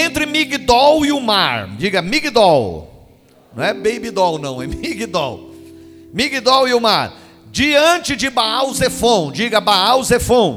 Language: Portuguese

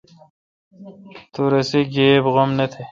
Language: Kalkoti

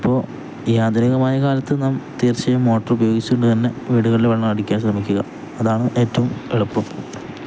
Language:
Malayalam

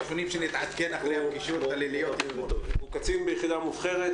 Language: Hebrew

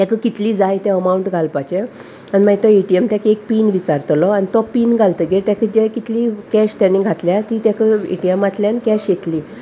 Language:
Konkani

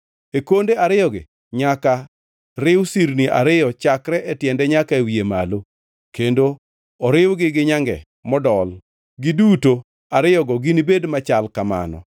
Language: Luo (Kenya and Tanzania)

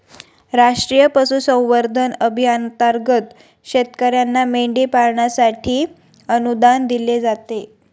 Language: Marathi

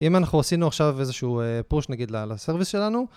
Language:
Hebrew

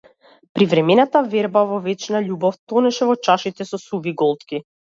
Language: Macedonian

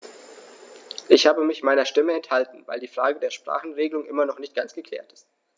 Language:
German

